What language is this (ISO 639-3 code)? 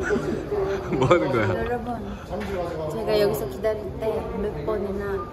kor